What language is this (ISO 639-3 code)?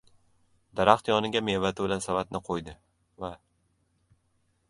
uzb